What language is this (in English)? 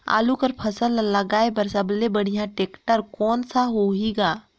Chhattisgarhi